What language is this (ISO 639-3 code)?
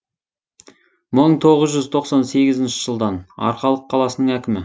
kaz